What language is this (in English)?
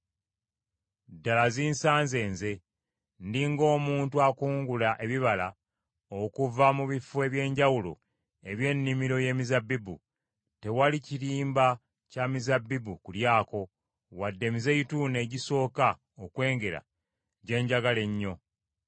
Ganda